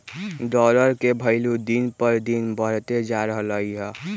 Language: Magahi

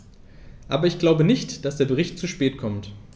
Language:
German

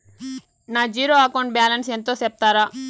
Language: Telugu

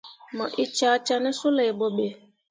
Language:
Mundang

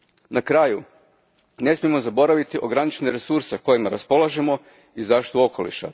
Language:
Croatian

